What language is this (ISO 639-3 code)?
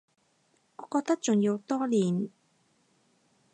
yue